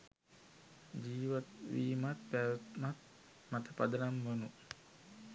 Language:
Sinhala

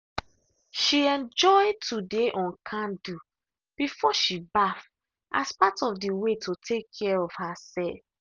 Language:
Nigerian Pidgin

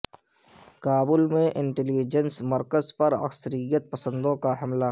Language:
Urdu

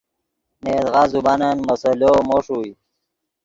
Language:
Yidgha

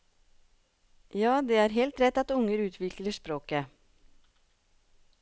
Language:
Norwegian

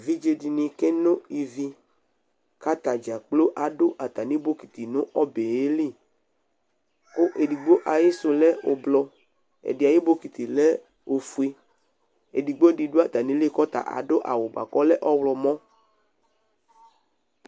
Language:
Ikposo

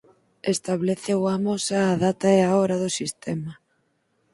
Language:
Galician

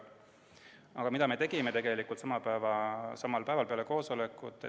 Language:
Estonian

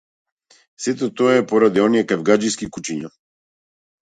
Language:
Macedonian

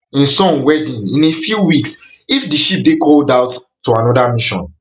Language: Nigerian Pidgin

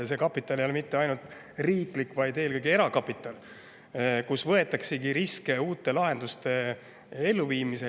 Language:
Estonian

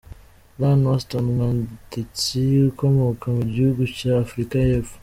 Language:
Kinyarwanda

